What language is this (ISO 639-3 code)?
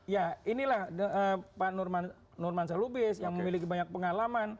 ind